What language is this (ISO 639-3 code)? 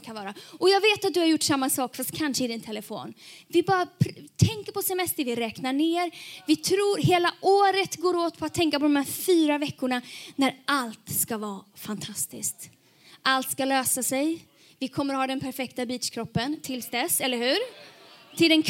swe